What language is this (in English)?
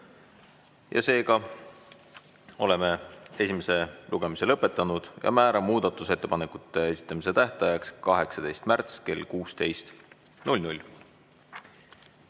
Estonian